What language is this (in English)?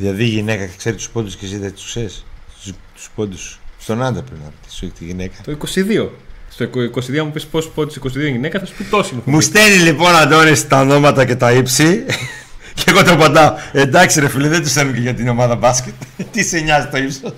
Greek